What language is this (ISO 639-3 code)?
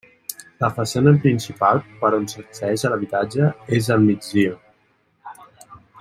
cat